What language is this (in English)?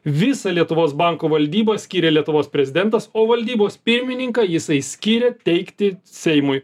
Lithuanian